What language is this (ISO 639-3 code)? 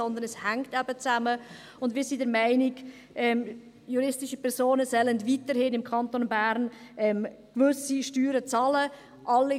gsw